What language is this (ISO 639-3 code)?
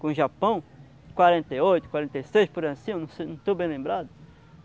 por